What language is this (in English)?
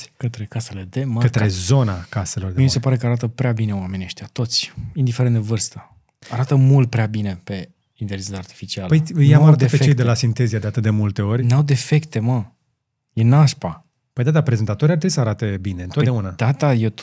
Romanian